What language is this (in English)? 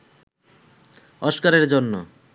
Bangla